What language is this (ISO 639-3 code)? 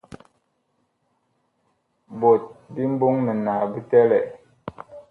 bkh